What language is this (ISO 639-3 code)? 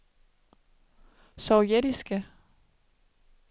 dan